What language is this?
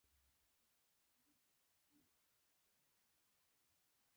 Pashto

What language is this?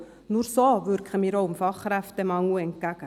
Swiss German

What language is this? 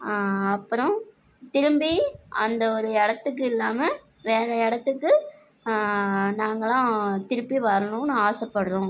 Tamil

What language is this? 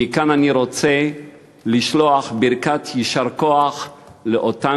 Hebrew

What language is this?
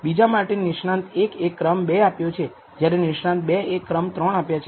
Gujarati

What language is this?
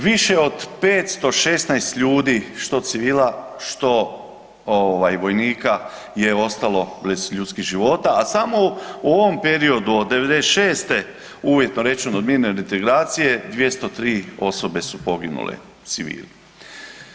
Croatian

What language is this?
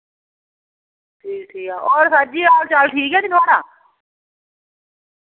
Dogri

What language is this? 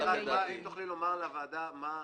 Hebrew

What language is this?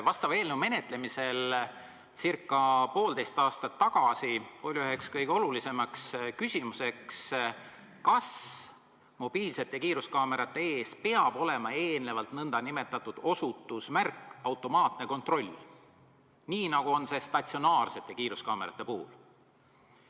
Estonian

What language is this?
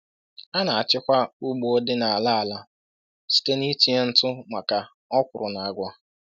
Igbo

